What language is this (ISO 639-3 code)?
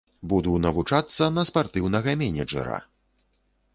bel